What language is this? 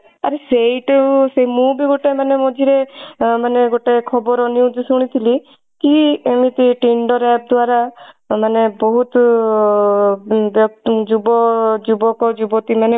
Odia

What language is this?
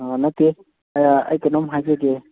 Manipuri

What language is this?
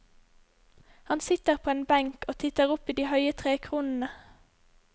Norwegian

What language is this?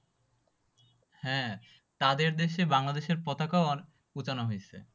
Bangla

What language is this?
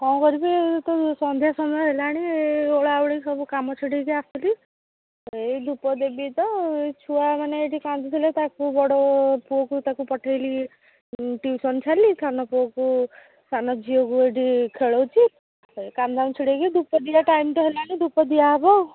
Odia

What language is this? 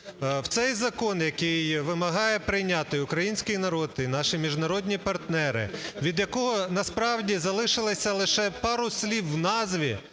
Ukrainian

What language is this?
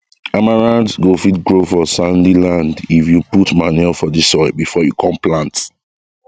Nigerian Pidgin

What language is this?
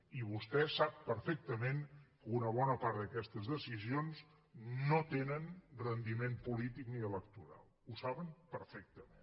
Catalan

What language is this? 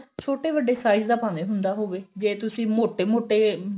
Punjabi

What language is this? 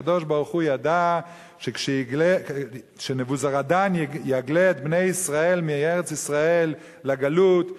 Hebrew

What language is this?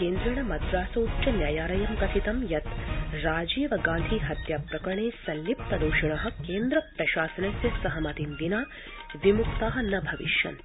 Sanskrit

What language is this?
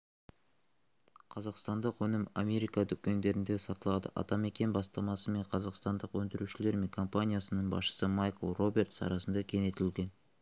Kazakh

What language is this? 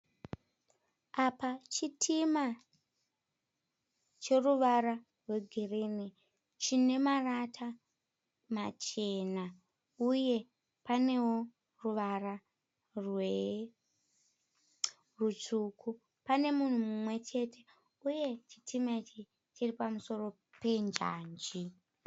Shona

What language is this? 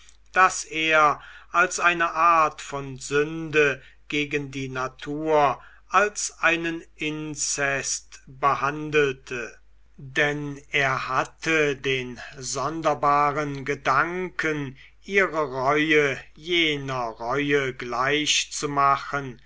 German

